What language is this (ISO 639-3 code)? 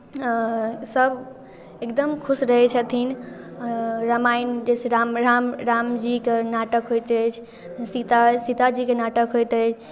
mai